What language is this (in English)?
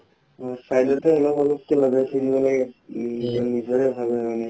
Assamese